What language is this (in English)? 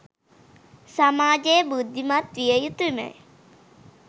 Sinhala